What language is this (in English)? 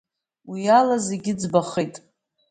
Abkhazian